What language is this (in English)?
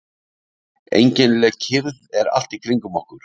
Icelandic